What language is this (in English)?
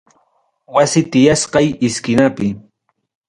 Ayacucho Quechua